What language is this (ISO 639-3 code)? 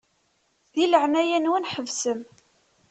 kab